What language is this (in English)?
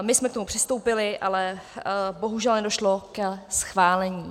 Czech